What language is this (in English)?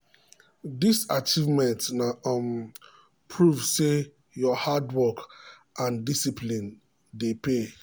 Nigerian Pidgin